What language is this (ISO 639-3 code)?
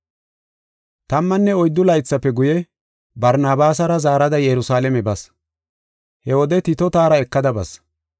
gof